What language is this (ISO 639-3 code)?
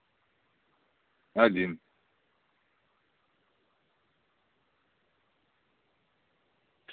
rus